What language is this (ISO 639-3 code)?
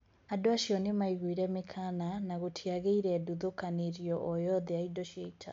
kik